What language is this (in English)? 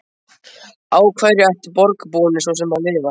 Icelandic